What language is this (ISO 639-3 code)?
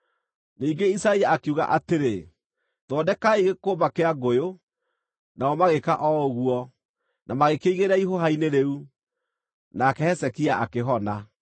kik